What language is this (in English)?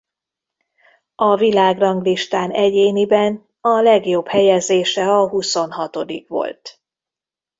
Hungarian